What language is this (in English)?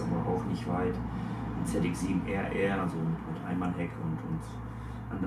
German